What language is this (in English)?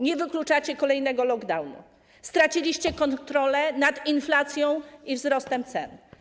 Polish